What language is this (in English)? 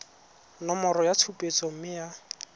Tswana